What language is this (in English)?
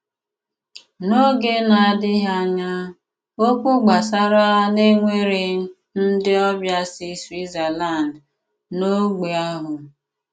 Igbo